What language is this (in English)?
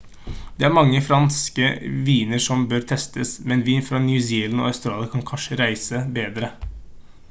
Norwegian Bokmål